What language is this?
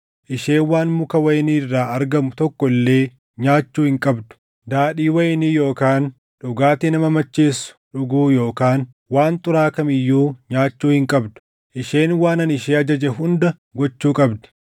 Oromo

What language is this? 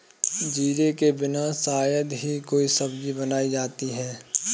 Hindi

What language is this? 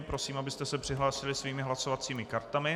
Czech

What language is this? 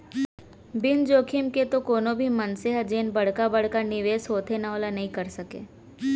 Chhattisgarhi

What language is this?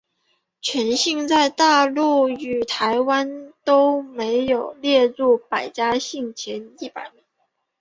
Chinese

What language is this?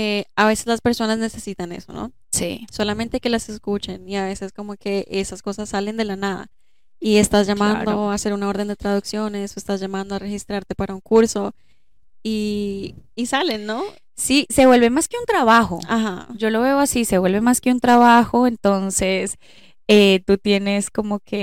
Spanish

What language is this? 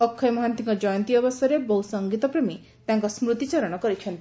Odia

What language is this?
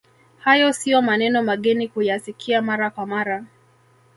Swahili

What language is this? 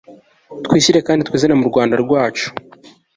Kinyarwanda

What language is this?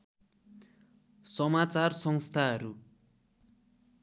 Nepali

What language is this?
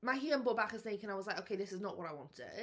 Welsh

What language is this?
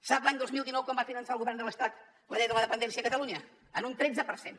Catalan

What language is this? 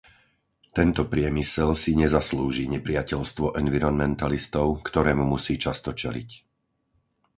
Slovak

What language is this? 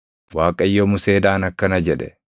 Oromo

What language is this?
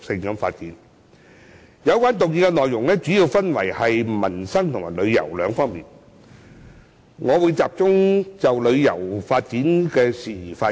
Cantonese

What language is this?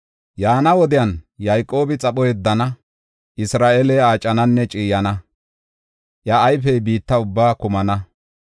Gofa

